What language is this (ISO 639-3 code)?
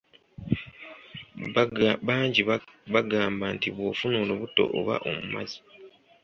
lug